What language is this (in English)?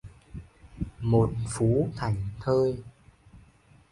Vietnamese